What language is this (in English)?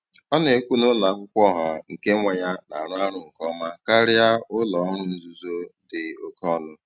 Igbo